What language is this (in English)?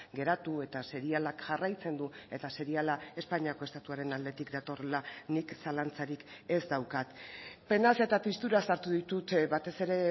Basque